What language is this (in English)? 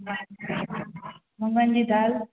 Sindhi